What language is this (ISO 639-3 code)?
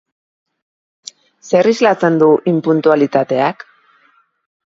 eus